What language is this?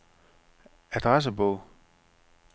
Danish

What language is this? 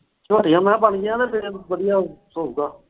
Punjabi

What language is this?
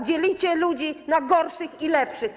Polish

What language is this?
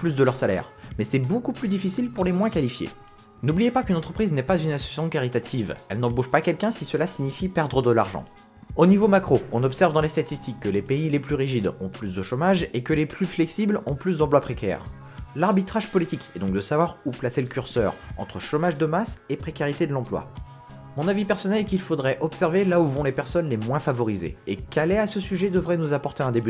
French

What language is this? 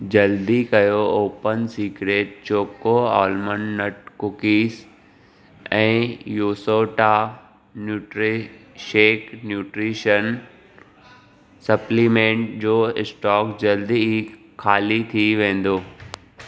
Sindhi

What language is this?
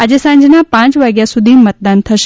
Gujarati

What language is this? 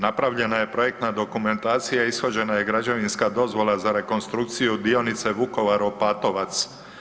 Croatian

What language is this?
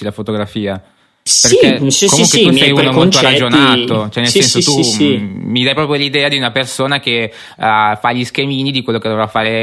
Italian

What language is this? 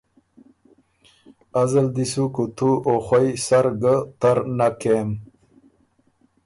Ormuri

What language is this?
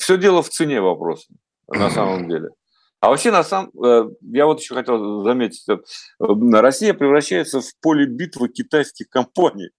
Russian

